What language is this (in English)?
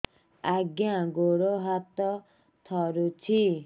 Odia